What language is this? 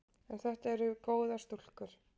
Icelandic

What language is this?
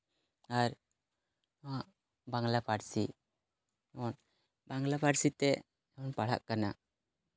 Santali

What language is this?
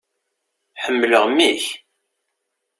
Kabyle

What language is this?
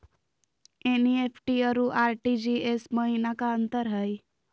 Magahi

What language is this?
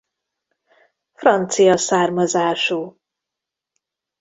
Hungarian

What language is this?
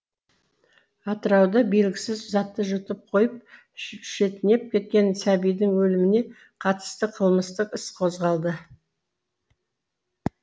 Kazakh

